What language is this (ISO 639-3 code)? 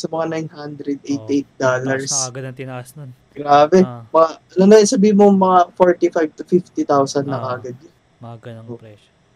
fil